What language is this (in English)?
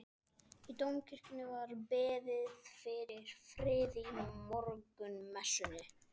Icelandic